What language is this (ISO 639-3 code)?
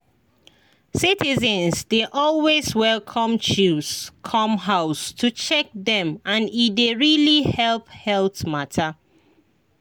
pcm